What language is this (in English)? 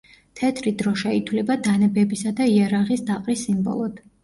Georgian